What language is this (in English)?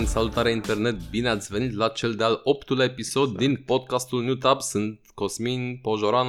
Romanian